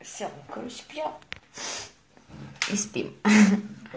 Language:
Russian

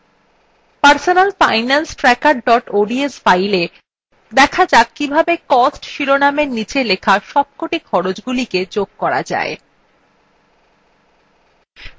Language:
Bangla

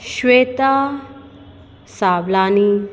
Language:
Sindhi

